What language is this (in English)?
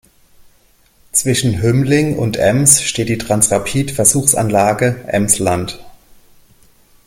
German